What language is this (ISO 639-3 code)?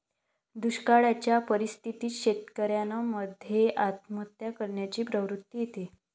mar